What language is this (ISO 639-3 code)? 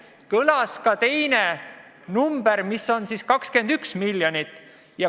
est